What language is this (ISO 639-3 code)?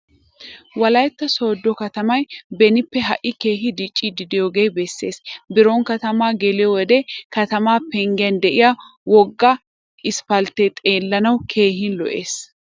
wal